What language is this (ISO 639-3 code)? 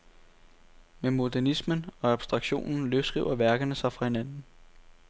dan